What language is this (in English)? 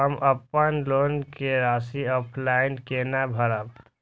Maithili